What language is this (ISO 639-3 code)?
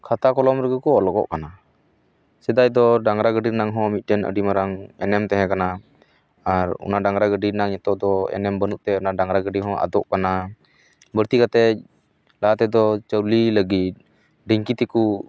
sat